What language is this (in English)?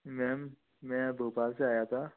Hindi